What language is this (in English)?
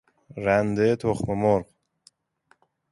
Persian